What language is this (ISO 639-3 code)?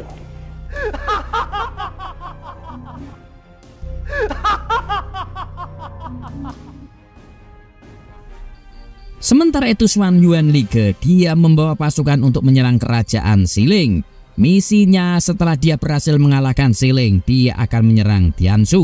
ind